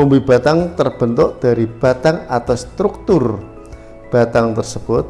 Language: Indonesian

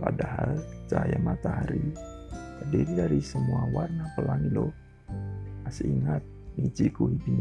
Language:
Indonesian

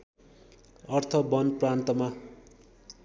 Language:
Nepali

